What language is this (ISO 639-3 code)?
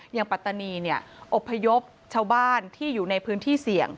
tha